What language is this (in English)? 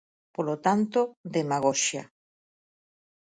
Galician